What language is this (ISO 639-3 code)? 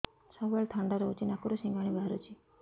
ori